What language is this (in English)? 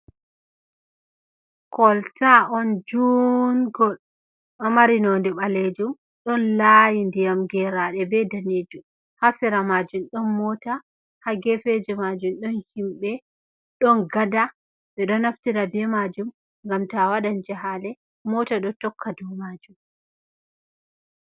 Fula